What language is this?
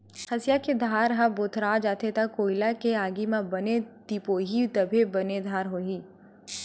Chhattisgarhi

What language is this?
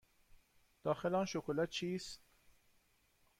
Persian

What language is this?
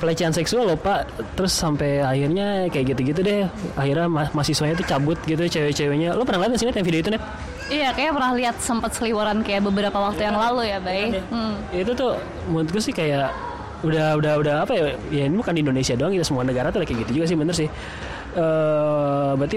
Indonesian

